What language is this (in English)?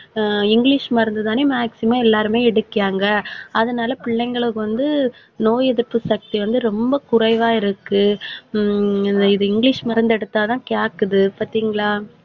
Tamil